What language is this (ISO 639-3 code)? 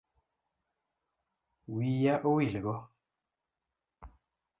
luo